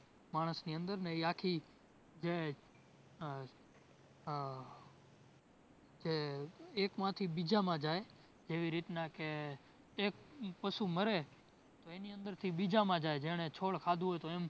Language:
Gujarati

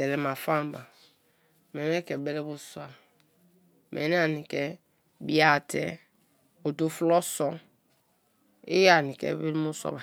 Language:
Kalabari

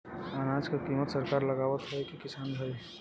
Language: Bhojpuri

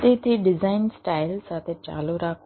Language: Gujarati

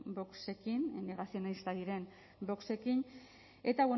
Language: Basque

